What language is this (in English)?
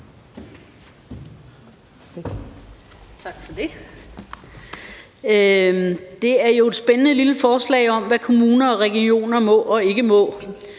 Danish